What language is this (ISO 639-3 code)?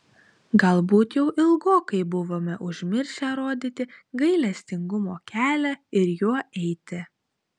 lit